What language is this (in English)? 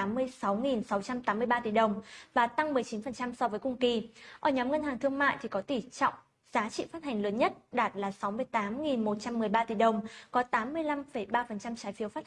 Vietnamese